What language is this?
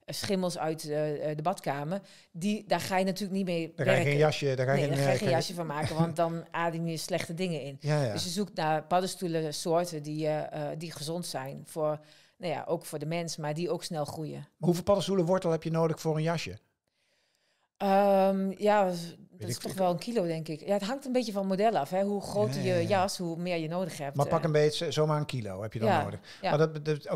Dutch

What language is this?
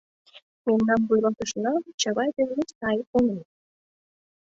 Mari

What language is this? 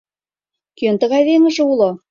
Mari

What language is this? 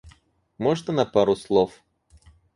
Russian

